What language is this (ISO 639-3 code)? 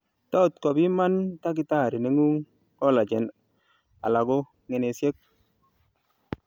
kln